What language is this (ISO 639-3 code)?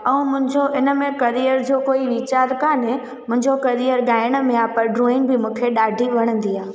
snd